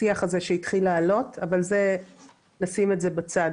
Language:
Hebrew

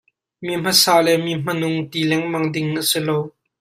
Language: Hakha Chin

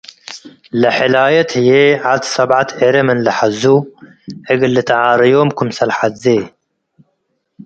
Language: Tigre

